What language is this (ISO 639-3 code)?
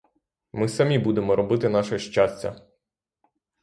ukr